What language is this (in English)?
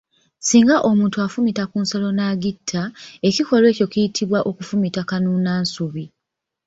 Ganda